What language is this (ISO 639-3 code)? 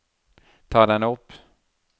nor